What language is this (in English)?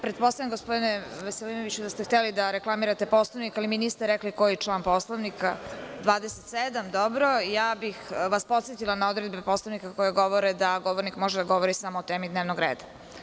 Serbian